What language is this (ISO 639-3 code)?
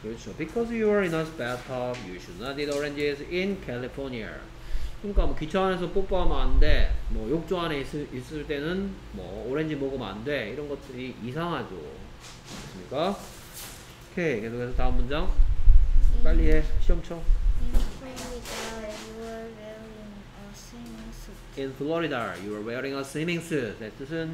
kor